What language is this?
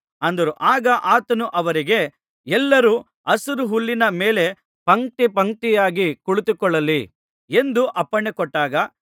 Kannada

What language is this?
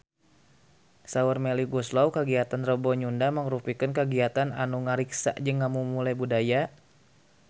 Sundanese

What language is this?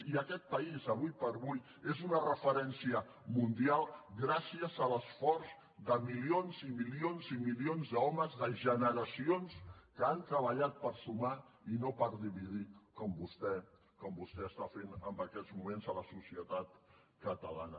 Catalan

